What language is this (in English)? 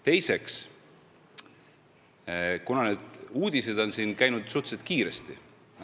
Estonian